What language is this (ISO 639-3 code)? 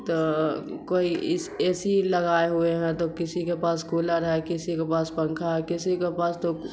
urd